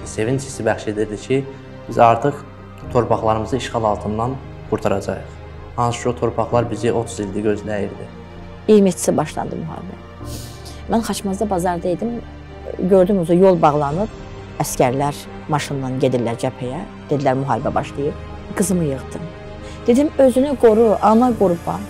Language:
Turkish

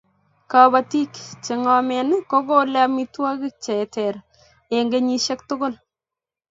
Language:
Kalenjin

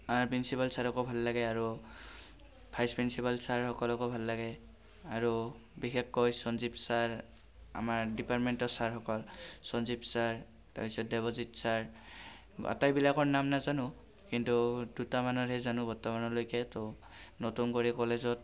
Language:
Assamese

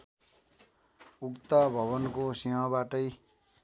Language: Nepali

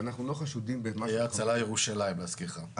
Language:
Hebrew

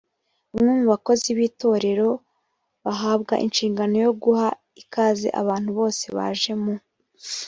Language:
Kinyarwanda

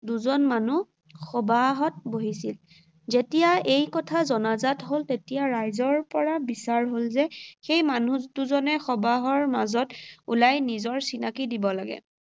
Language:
Assamese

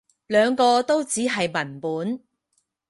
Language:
Cantonese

